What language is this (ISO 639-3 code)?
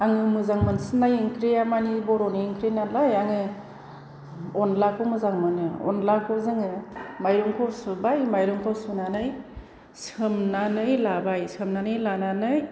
brx